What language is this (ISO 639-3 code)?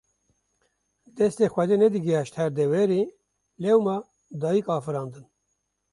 kur